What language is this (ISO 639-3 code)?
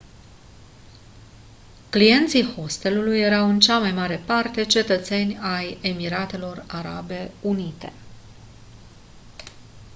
ron